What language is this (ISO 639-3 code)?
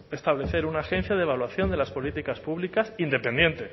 spa